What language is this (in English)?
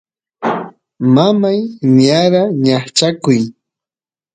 Santiago del Estero Quichua